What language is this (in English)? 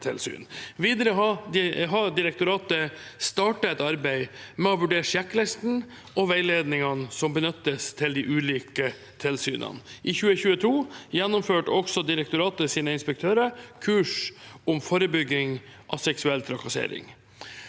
Norwegian